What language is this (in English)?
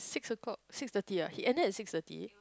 English